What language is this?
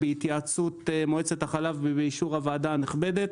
Hebrew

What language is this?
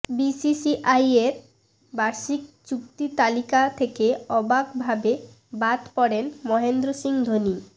Bangla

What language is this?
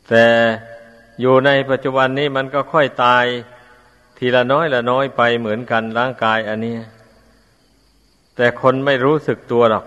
Thai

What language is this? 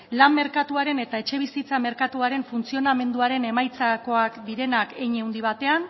Basque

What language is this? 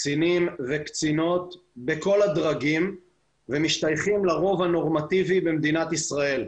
Hebrew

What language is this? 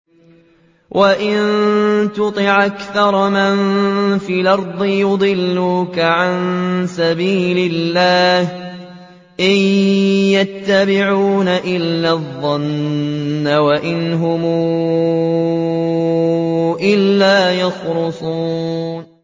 Arabic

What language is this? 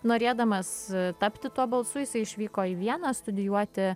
Lithuanian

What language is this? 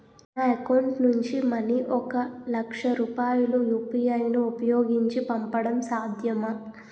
Telugu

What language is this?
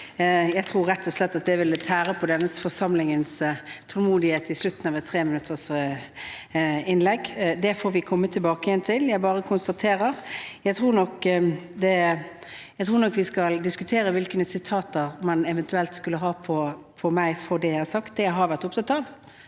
Norwegian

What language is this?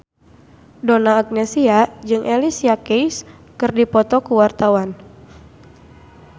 Sundanese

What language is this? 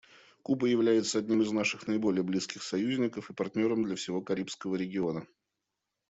Russian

